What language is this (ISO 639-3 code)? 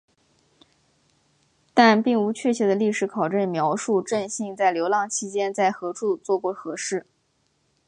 zho